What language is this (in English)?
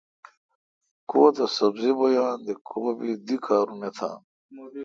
Kalkoti